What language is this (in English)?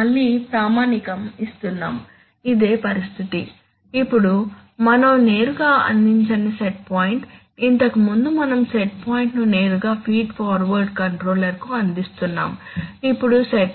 Telugu